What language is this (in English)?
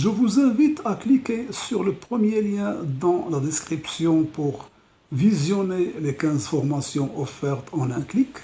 French